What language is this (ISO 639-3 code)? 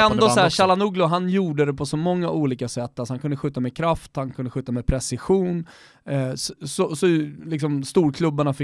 swe